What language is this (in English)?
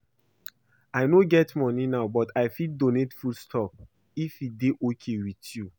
Nigerian Pidgin